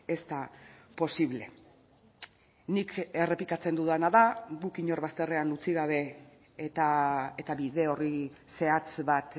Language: Basque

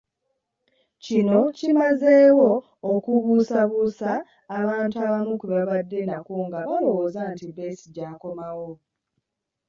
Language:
Ganda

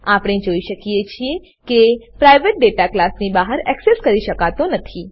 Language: Gujarati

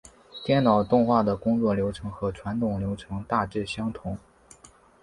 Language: Chinese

